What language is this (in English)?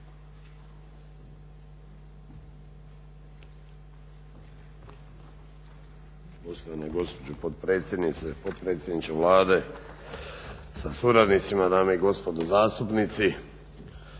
Croatian